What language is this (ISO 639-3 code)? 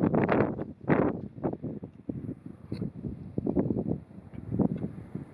nld